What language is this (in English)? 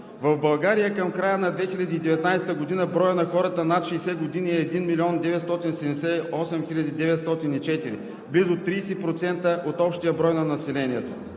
Bulgarian